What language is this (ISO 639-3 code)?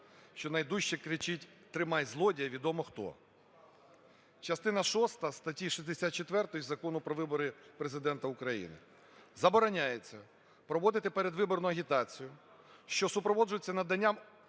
ukr